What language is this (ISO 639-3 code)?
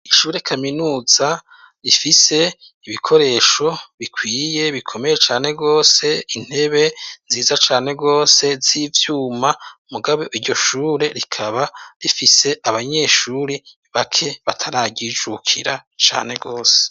run